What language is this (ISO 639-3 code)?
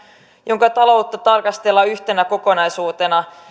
fin